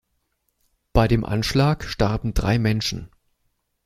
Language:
German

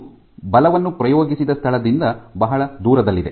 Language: Kannada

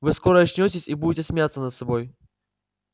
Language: Russian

